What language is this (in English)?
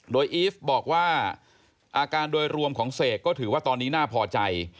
Thai